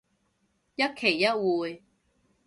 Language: Cantonese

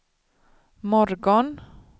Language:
Swedish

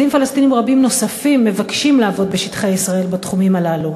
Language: Hebrew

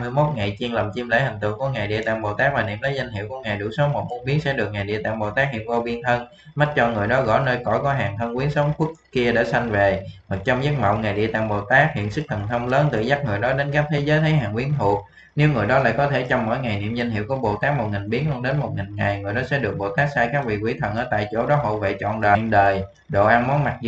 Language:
Vietnamese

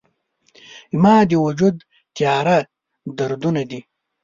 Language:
Pashto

